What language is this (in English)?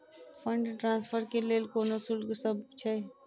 Maithili